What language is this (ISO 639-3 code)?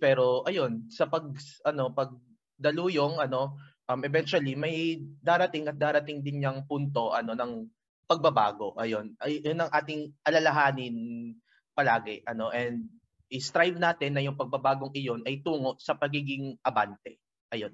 fil